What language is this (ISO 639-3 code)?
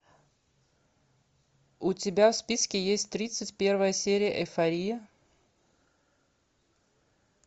rus